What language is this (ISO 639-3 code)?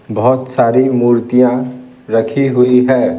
hin